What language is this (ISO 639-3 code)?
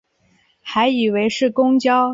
zho